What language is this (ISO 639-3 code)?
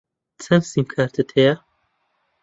ckb